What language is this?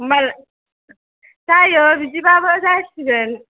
Bodo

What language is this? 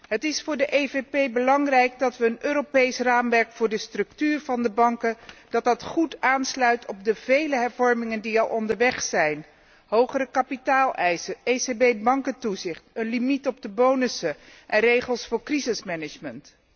Dutch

